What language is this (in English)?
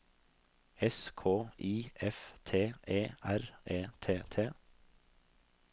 Norwegian